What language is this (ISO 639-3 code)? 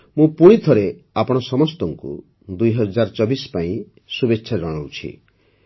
ori